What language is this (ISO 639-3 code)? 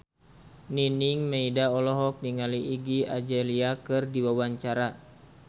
sun